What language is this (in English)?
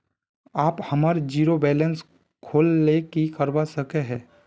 Magahi